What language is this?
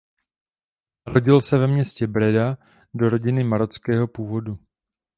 Czech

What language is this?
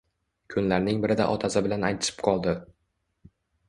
Uzbek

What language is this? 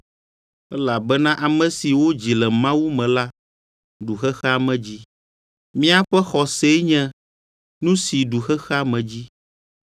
Ewe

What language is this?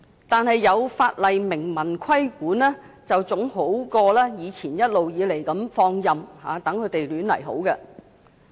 Cantonese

